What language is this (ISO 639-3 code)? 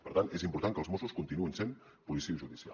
cat